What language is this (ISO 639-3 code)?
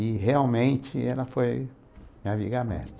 por